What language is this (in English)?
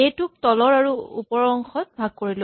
Assamese